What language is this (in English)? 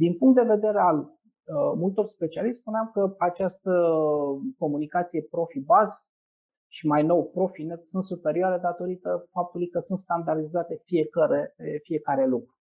Romanian